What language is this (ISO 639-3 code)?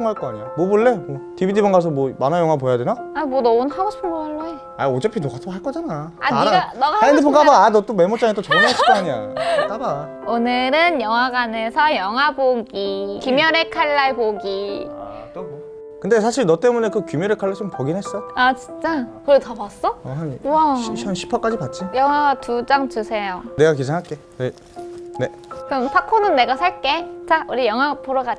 kor